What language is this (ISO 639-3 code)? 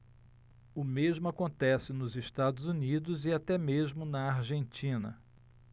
por